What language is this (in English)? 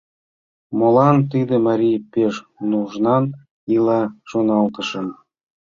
Mari